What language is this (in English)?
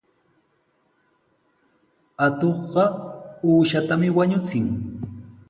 Sihuas Ancash Quechua